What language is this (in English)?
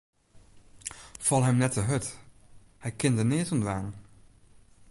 Western Frisian